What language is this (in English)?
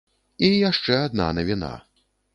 Belarusian